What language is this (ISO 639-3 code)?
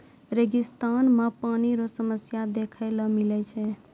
mai